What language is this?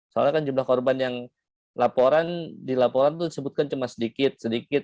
Indonesian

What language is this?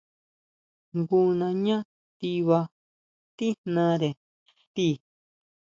Huautla Mazatec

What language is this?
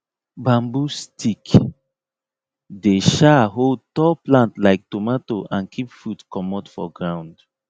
Nigerian Pidgin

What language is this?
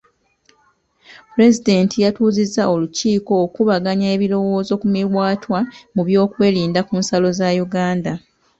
Ganda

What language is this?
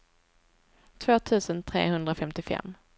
Swedish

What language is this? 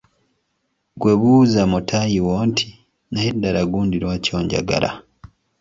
Ganda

